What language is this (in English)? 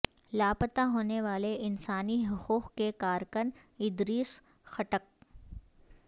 Urdu